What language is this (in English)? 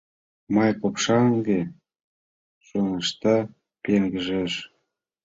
Mari